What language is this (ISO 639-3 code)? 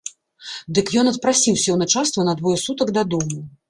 bel